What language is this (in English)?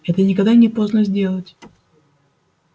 Russian